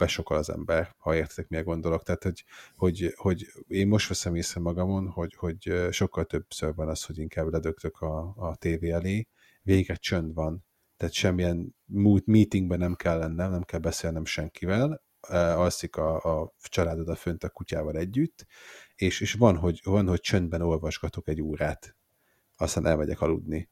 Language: Hungarian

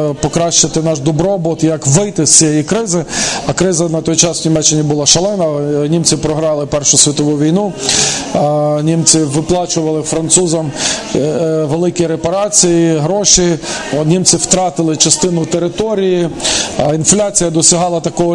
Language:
Ukrainian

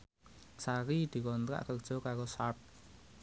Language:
Javanese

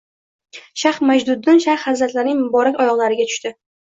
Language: Uzbek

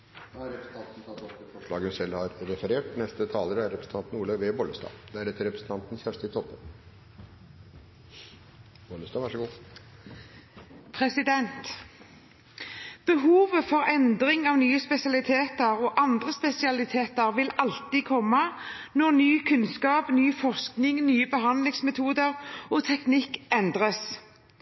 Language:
Norwegian Bokmål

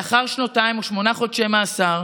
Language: Hebrew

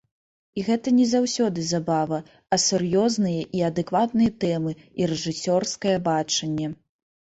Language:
Belarusian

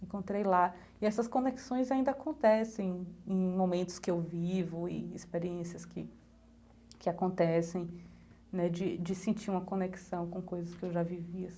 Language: Portuguese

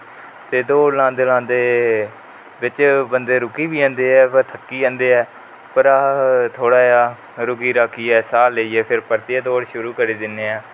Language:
Dogri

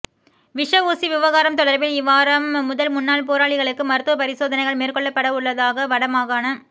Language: Tamil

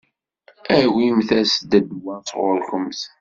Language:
Kabyle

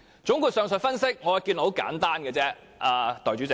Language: Cantonese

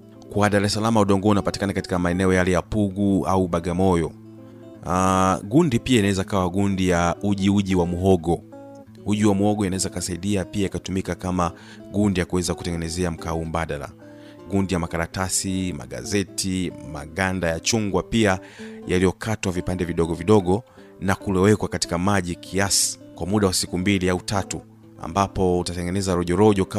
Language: Swahili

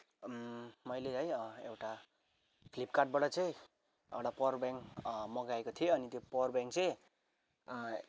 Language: Nepali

